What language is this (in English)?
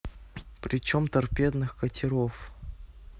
Russian